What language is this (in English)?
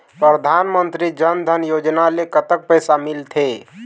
Chhattisgarhi